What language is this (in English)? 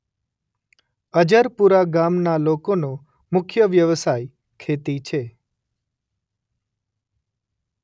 Gujarati